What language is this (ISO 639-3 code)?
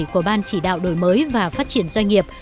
vie